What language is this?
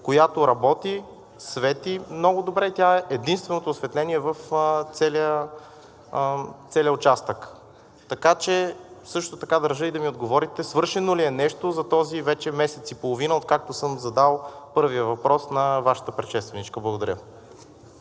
Bulgarian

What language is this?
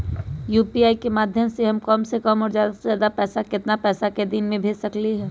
Magahi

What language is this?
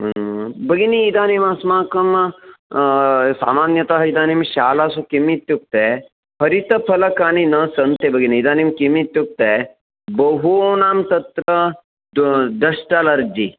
Sanskrit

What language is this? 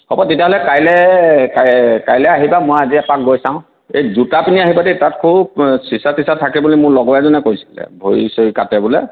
Assamese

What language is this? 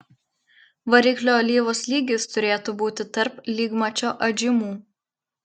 Lithuanian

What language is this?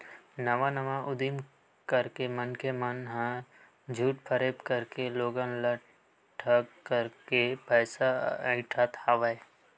Chhattisgarhi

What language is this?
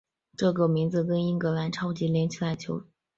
Chinese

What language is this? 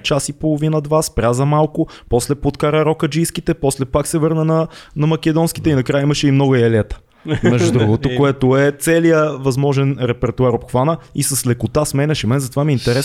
Bulgarian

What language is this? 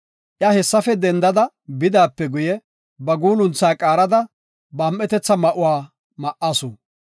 Gofa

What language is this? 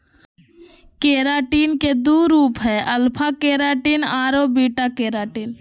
Magahi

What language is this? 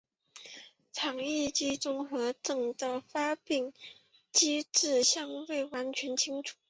Chinese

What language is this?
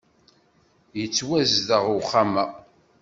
Kabyle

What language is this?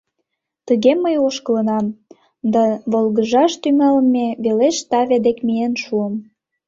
Mari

